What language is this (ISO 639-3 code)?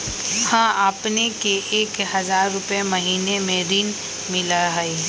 mag